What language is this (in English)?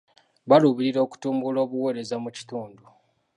Ganda